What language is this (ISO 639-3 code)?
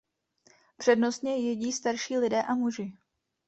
ces